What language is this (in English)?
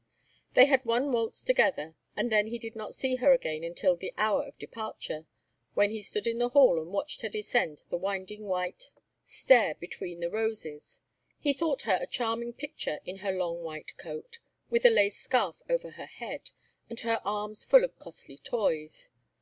English